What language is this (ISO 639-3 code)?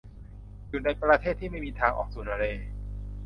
tha